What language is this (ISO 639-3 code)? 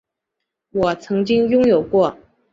zho